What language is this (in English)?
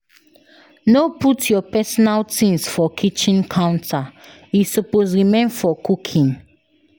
Nigerian Pidgin